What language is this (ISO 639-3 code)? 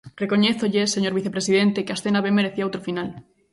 glg